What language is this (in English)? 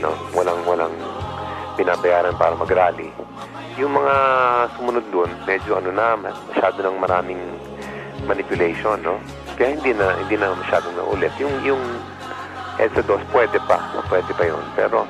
Filipino